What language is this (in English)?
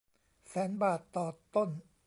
Thai